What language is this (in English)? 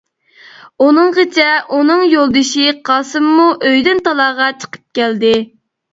Uyghur